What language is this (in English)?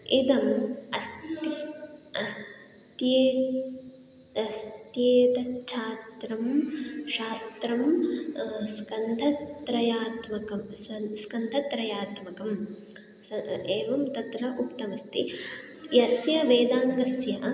Sanskrit